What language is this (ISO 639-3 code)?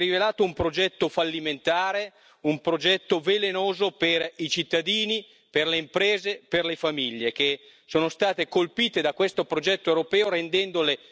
spa